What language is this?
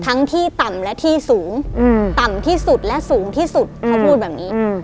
Thai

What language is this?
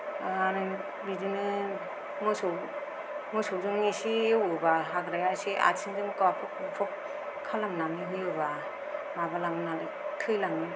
Bodo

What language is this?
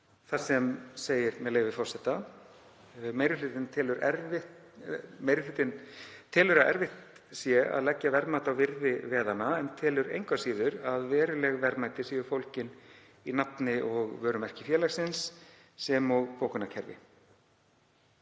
Icelandic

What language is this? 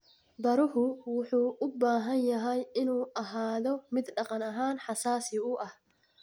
Somali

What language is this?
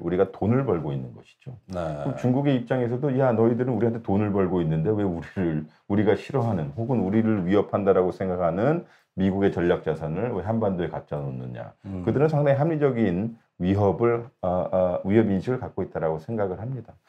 Korean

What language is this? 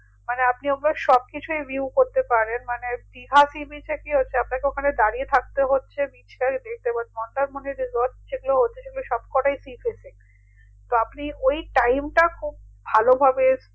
Bangla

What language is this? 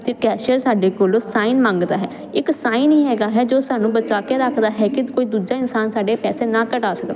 Punjabi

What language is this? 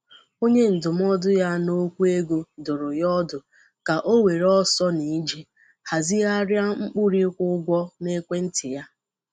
Igbo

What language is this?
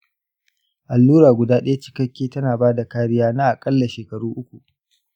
Hausa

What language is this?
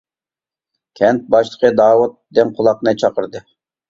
Uyghur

